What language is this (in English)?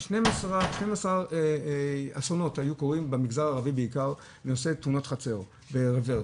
Hebrew